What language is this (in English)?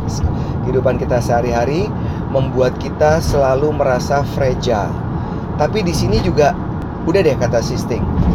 Indonesian